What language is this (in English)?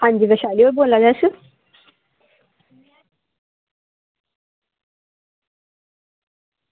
Dogri